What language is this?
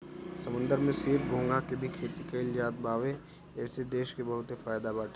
Bhojpuri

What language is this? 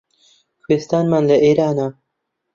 Central Kurdish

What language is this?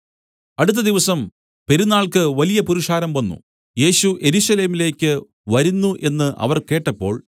Malayalam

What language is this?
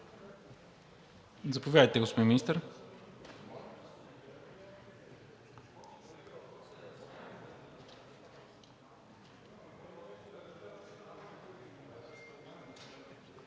Bulgarian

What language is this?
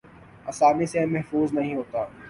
Urdu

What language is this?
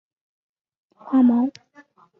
Chinese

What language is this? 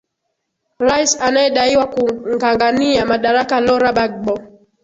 Swahili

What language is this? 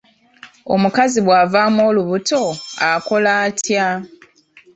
Ganda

